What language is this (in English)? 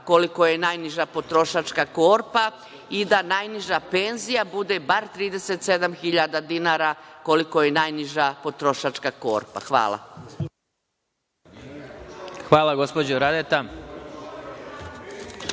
Serbian